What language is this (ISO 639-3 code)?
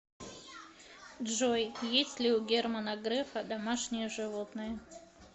rus